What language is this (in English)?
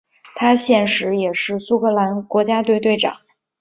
Chinese